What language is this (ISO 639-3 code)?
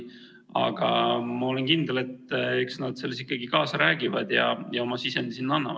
est